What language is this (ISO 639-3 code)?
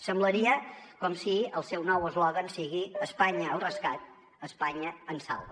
cat